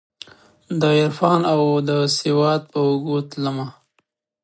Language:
Pashto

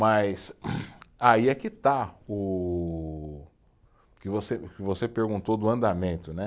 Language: Portuguese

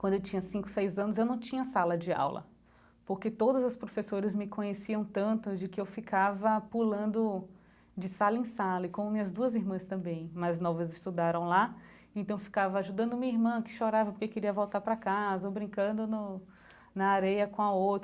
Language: Portuguese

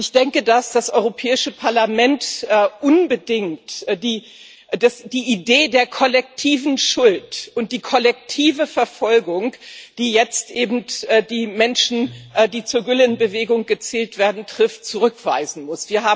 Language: German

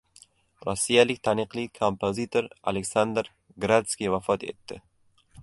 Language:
Uzbek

